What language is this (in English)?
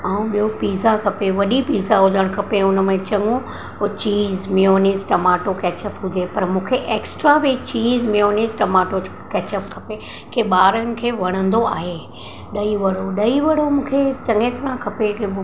Sindhi